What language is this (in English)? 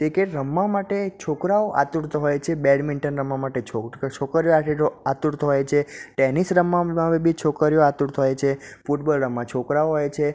Gujarati